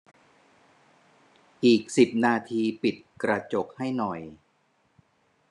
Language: Thai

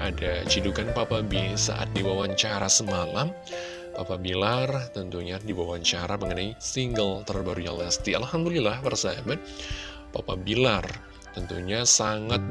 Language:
Indonesian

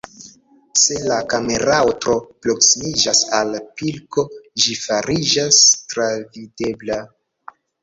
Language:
Esperanto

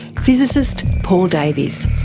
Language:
English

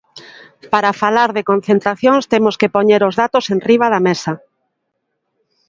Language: Galician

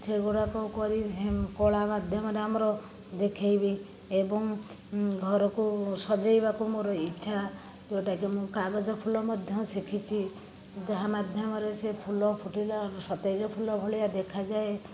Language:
Odia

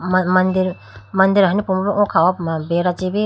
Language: Idu-Mishmi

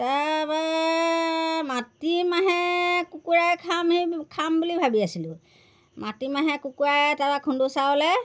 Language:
Assamese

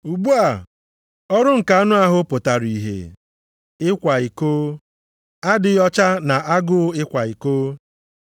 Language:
Igbo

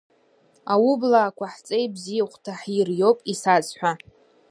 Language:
Abkhazian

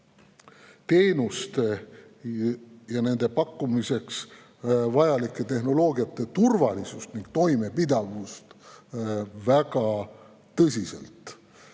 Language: Estonian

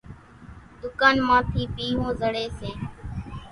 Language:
Kachi Koli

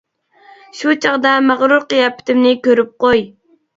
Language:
Uyghur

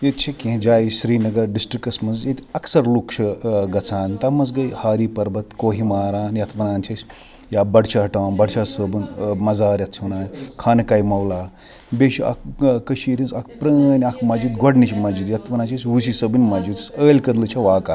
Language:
Kashmiri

